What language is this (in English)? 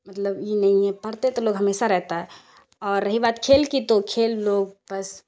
Urdu